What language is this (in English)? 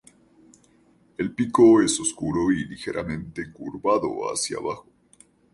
Spanish